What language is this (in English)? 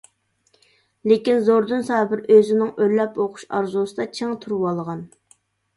Uyghur